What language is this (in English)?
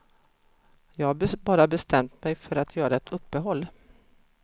Swedish